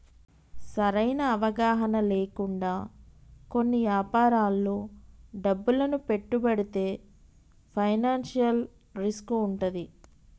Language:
Telugu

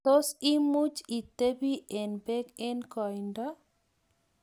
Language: Kalenjin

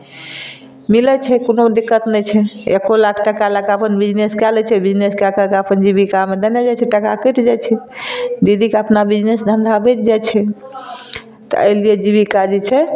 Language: Maithili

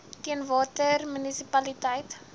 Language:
Afrikaans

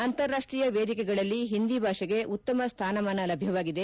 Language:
Kannada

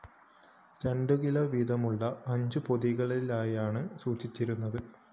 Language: Malayalam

